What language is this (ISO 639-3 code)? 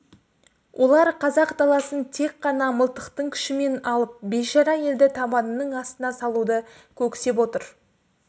kaz